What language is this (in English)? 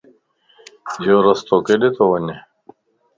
Lasi